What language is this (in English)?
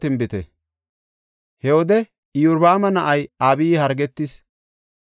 Gofa